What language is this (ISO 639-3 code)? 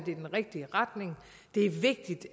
dan